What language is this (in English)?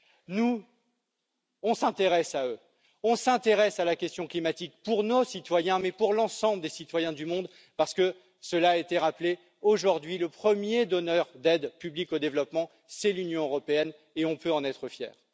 French